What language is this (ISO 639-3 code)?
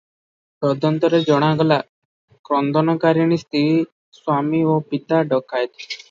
ori